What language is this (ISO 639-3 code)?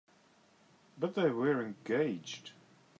eng